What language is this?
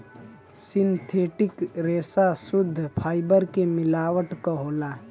Bhojpuri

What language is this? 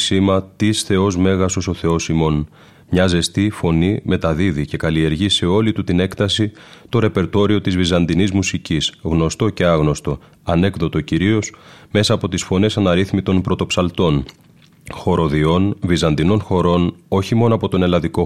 Greek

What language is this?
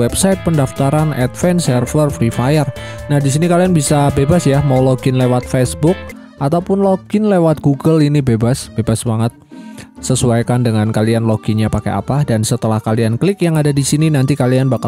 Indonesian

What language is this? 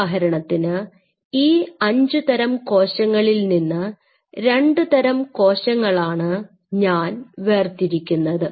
Malayalam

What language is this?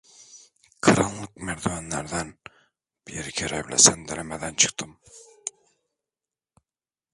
Turkish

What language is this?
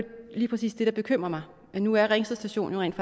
Danish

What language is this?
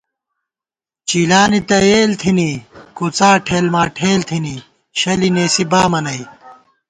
Gawar-Bati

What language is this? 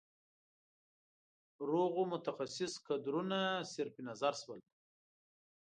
Pashto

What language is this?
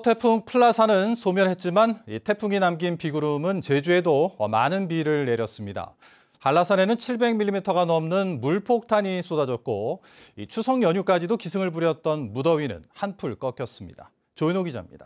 Korean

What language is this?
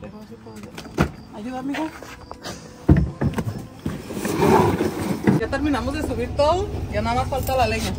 Spanish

